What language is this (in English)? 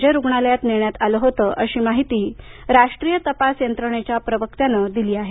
Marathi